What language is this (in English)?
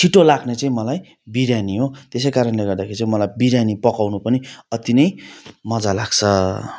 Nepali